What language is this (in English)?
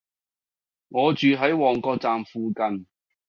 Cantonese